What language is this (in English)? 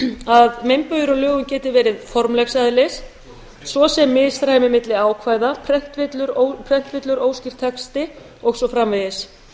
Icelandic